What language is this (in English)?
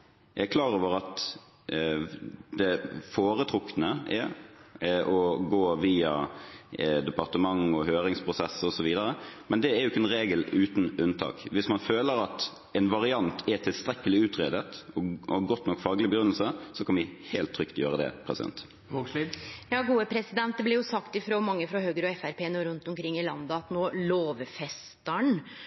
Norwegian